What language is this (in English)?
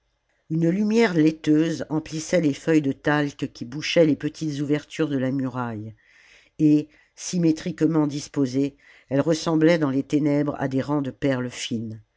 French